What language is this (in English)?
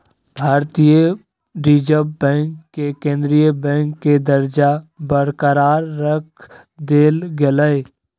Magahi